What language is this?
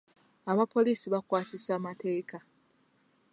Ganda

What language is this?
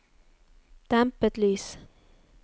Norwegian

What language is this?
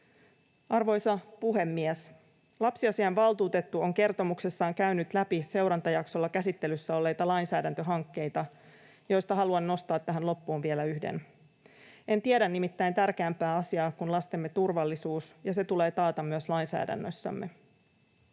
Finnish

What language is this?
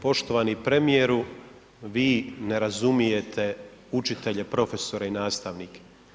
Croatian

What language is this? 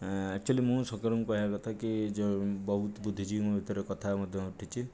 Odia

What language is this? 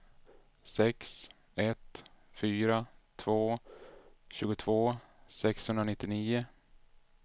Swedish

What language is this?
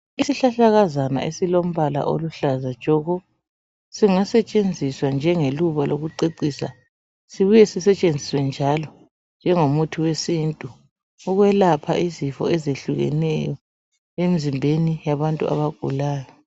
North Ndebele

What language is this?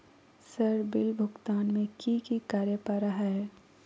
Magahi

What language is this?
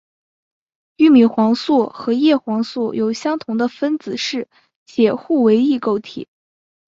Chinese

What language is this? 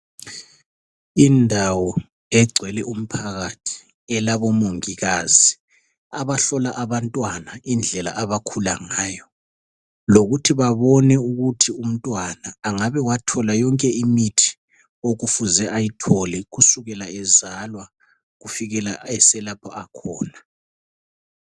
North Ndebele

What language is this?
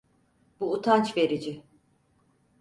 Turkish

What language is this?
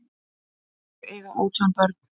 Icelandic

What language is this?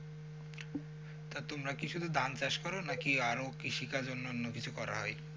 Bangla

